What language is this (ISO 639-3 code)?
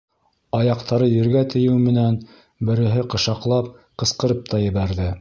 bak